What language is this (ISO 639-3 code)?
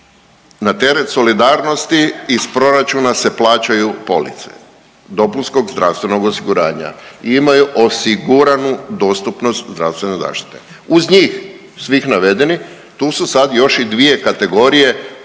hrv